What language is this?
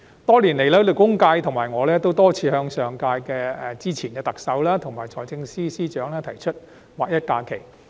Cantonese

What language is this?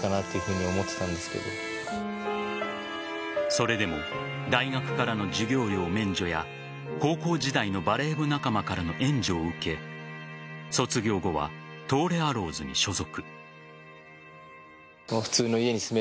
Japanese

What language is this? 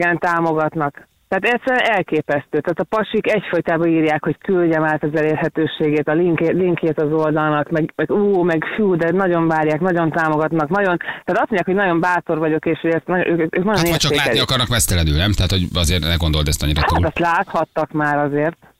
Hungarian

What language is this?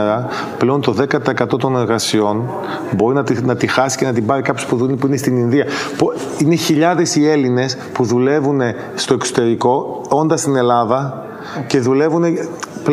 Greek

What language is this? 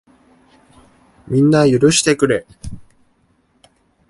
Japanese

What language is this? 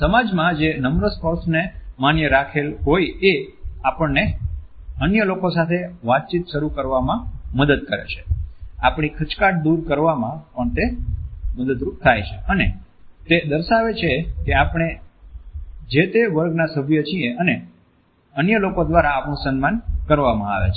Gujarati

